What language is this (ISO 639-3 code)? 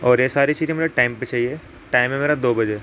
urd